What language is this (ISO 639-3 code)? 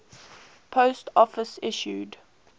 eng